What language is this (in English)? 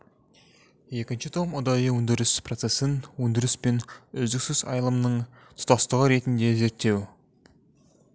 Kazakh